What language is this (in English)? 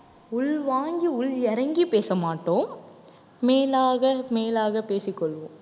Tamil